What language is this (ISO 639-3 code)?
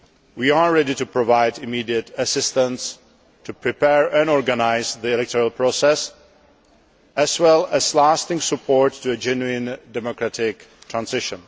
eng